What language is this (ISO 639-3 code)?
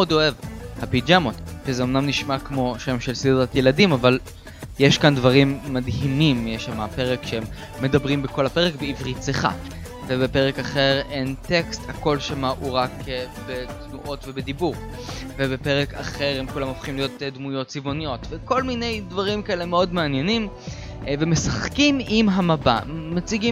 heb